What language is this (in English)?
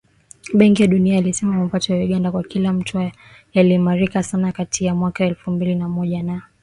Swahili